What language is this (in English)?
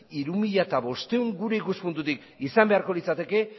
Basque